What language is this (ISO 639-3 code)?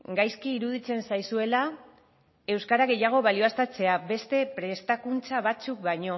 eus